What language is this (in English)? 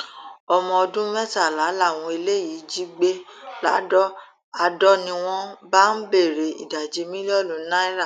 Yoruba